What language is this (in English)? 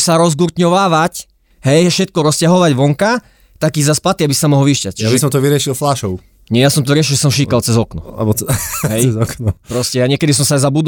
Slovak